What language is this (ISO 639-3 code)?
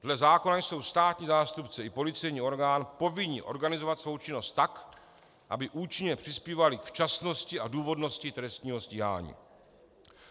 ces